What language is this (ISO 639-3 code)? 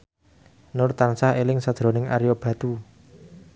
jav